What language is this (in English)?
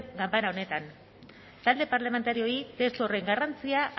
Basque